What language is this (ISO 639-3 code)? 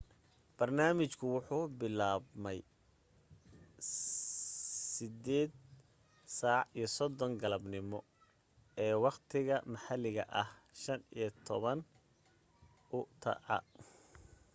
som